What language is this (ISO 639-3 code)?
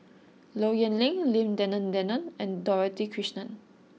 eng